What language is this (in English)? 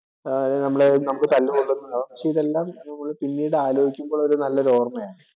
Malayalam